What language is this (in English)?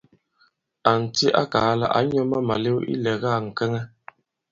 Bankon